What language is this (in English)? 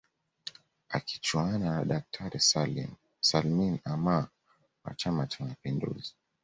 Swahili